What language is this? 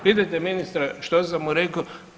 Croatian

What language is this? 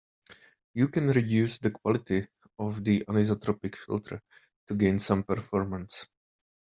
English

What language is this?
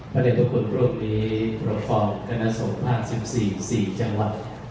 Thai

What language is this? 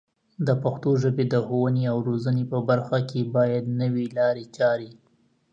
Pashto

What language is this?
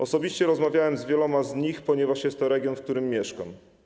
Polish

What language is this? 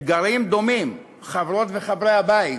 Hebrew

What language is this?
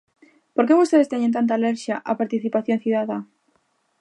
Galician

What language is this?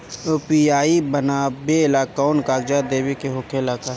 Bhojpuri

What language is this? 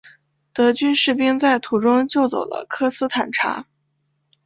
Chinese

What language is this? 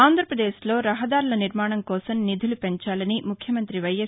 Telugu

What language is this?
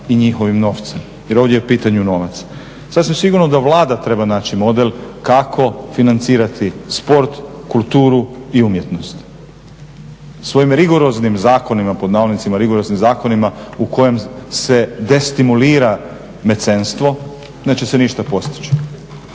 Croatian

